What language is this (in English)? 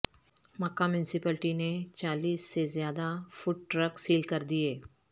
Urdu